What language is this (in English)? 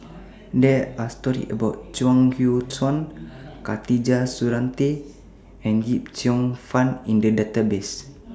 English